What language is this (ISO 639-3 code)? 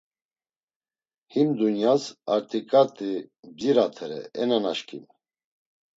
lzz